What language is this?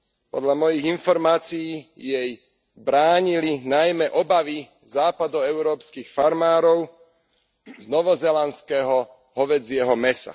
Slovak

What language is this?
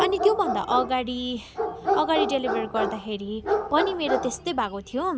Nepali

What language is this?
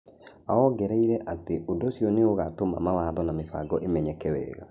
Kikuyu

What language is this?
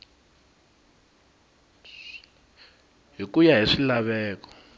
Tsonga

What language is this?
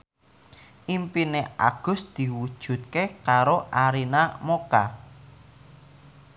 Javanese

